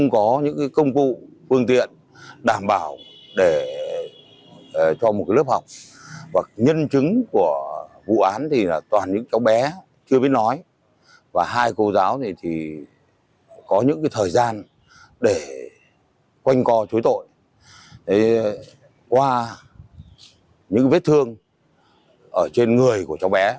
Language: Vietnamese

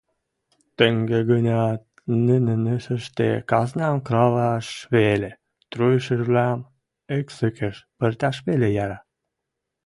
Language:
Western Mari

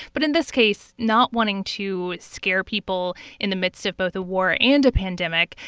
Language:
English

